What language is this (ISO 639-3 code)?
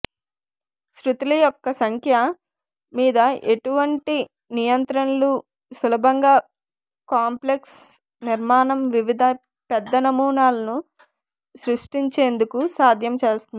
tel